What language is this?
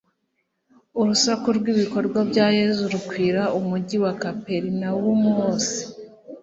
Kinyarwanda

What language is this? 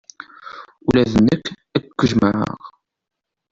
Kabyle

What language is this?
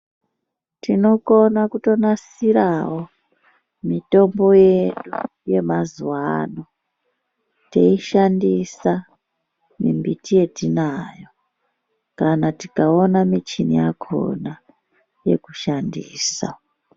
Ndau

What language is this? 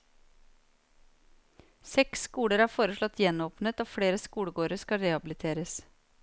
Norwegian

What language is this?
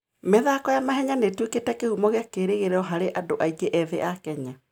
Kikuyu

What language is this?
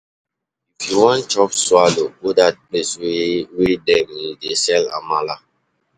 Nigerian Pidgin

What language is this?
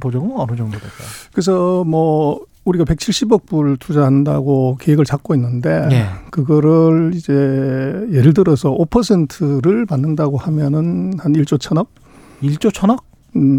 Korean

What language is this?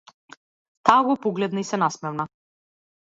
Macedonian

